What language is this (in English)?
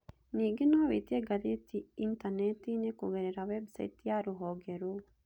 Kikuyu